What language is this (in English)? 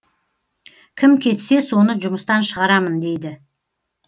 Kazakh